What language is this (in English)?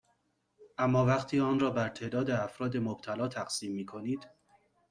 Persian